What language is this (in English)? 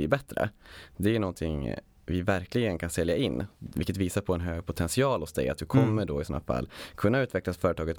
Swedish